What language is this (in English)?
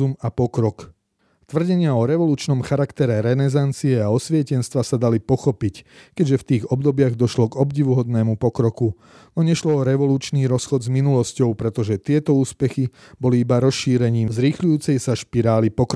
Slovak